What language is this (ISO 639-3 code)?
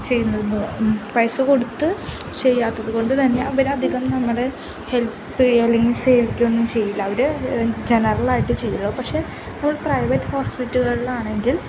mal